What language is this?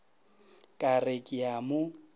Northern Sotho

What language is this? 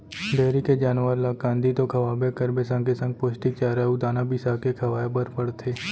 Chhattisgarhi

